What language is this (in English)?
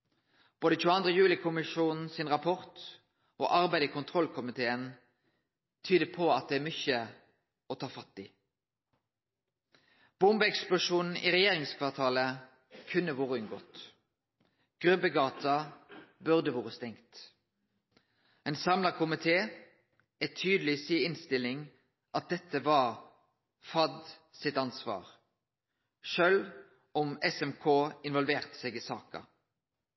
Norwegian Nynorsk